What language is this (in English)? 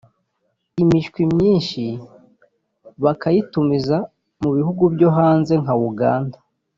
Kinyarwanda